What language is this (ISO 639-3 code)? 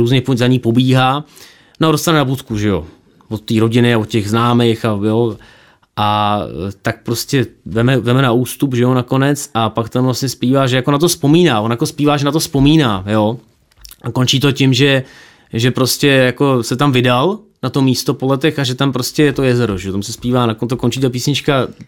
ces